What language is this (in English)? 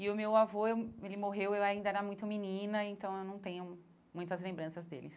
Portuguese